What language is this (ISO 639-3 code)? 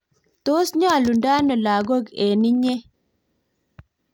kln